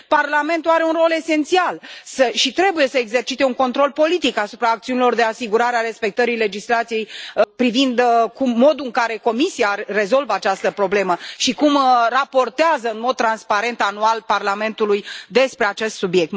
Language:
Romanian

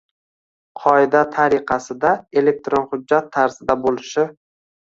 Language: Uzbek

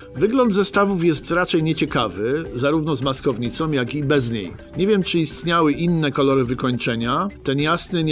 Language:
Polish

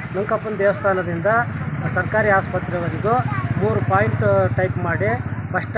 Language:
Kannada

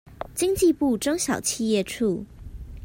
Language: Chinese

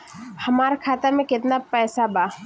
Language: Bhojpuri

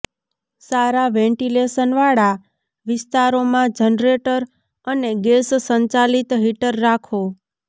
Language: Gujarati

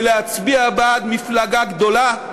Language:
Hebrew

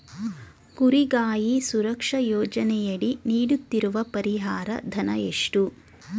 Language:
Kannada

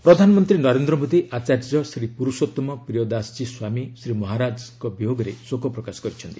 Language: Odia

